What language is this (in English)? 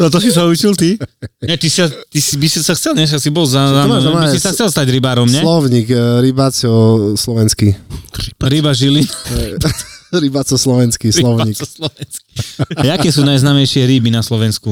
Slovak